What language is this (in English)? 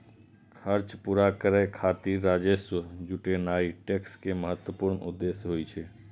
Maithili